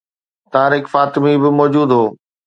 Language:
Sindhi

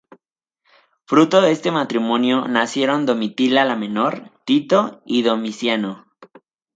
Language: Spanish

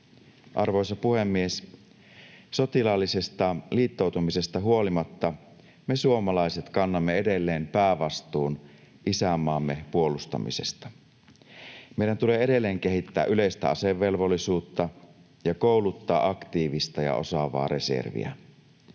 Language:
Finnish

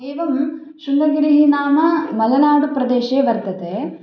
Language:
Sanskrit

